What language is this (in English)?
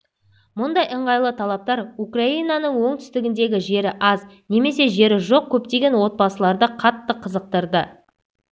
Kazakh